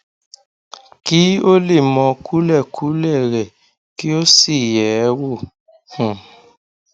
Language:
Yoruba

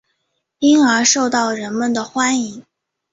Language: Chinese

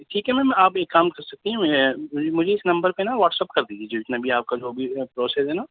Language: Urdu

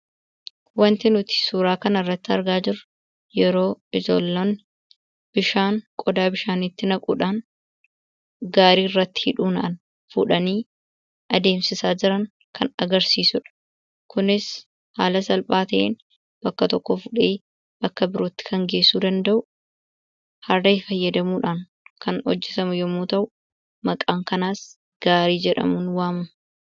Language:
Oromo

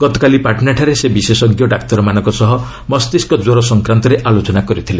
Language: Odia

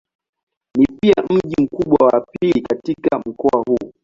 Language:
Swahili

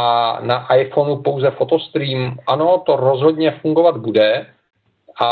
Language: Czech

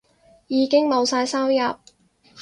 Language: Cantonese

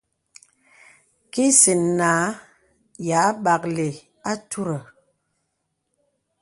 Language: Bebele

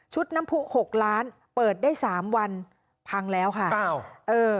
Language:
Thai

